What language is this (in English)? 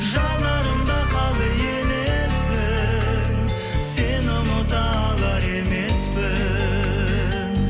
Kazakh